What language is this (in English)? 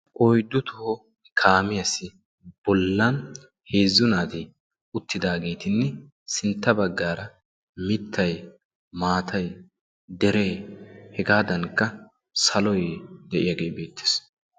Wolaytta